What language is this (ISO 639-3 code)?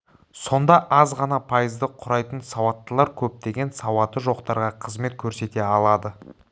kaz